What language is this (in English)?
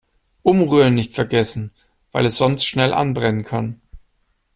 German